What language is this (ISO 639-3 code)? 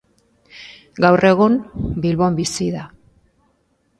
eus